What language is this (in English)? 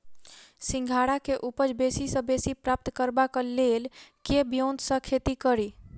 Maithili